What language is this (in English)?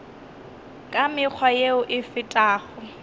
Northern Sotho